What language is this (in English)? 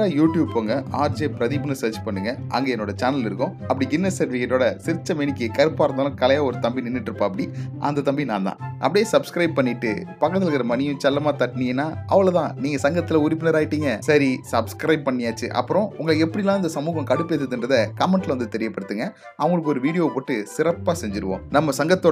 Tamil